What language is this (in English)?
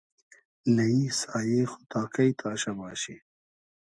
Hazaragi